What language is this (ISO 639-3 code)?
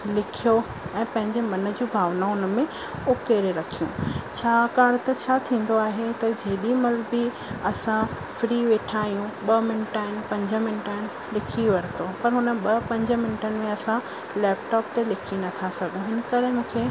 snd